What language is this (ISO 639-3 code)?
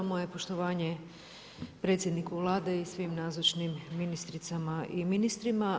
hrv